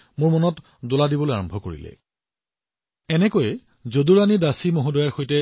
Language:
Assamese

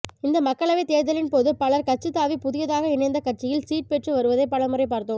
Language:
Tamil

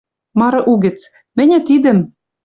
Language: Western Mari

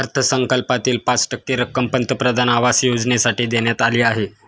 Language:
Marathi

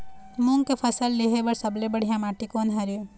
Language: Chhattisgarhi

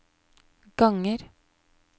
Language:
Norwegian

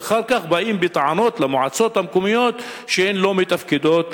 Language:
Hebrew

